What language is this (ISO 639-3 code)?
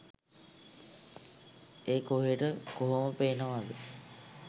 sin